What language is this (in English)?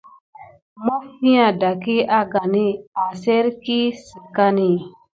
Gidar